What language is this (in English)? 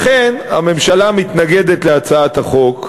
Hebrew